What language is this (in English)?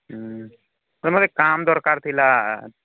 Odia